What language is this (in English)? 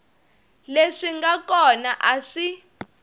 Tsonga